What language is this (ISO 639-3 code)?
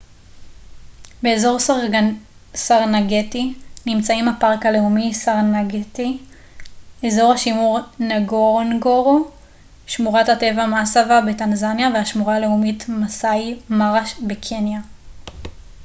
heb